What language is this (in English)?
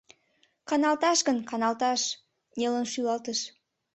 Mari